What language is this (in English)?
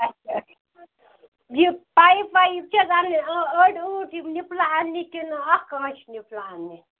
Kashmiri